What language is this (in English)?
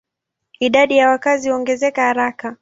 Swahili